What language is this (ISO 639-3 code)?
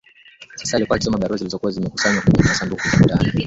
swa